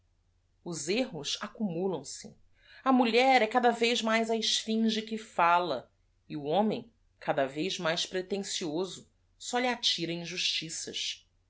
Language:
Portuguese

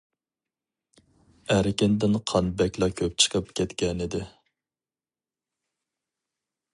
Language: Uyghur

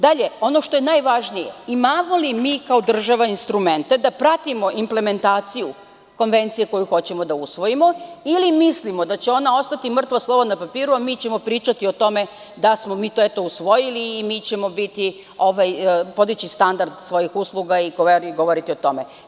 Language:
Serbian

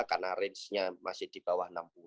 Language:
Indonesian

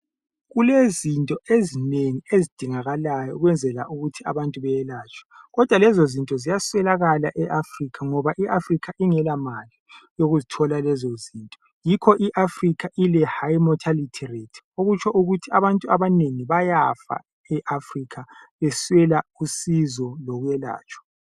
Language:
North Ndebele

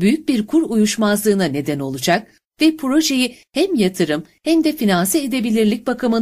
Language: Turkish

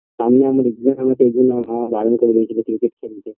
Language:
Bangla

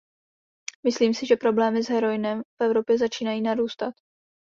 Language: Czech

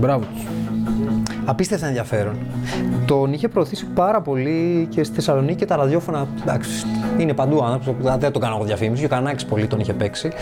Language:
Greek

